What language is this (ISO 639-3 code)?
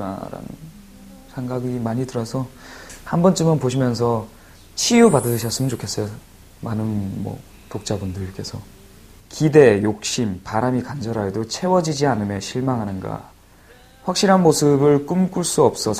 kor